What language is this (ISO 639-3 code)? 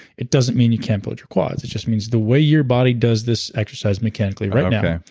eng